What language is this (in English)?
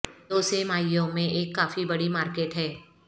Urdu